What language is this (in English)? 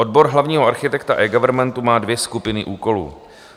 Czech